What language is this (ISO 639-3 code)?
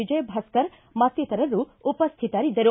kan